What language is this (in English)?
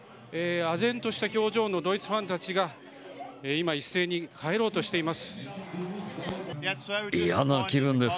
Japanese